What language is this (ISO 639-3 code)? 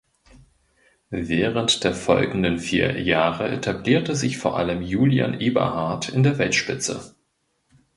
deu